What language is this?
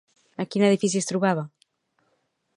Catalan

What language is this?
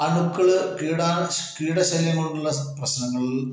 Malayalam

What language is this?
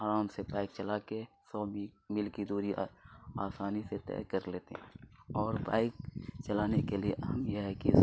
Urdu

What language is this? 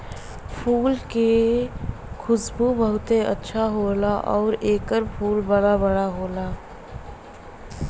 Bhojpuri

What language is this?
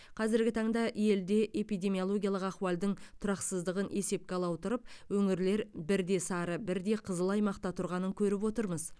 Kazakh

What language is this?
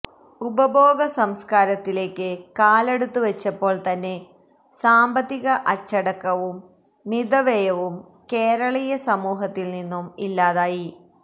Malayalam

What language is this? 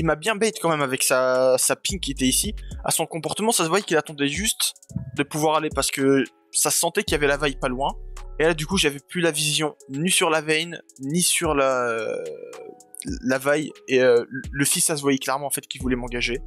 French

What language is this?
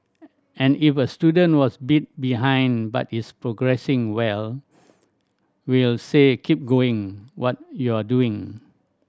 English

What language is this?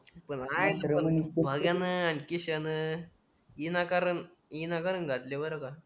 Marathi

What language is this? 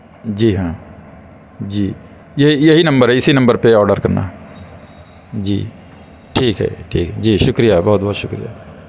Urdu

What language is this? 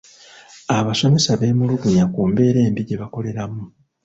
Ganda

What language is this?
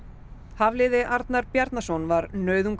Icelandic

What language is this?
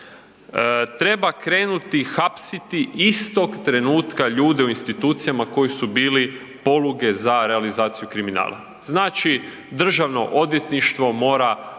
Croatian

